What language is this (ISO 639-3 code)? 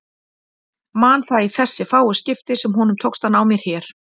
isl